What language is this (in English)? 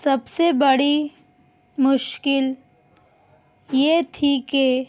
Urdu